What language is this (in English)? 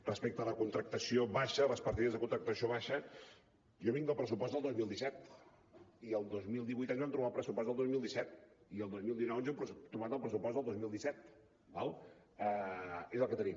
Catalan